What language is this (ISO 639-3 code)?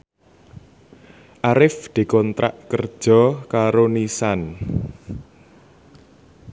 jav